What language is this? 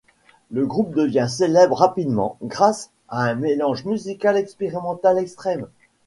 French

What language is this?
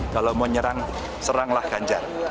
Indonesian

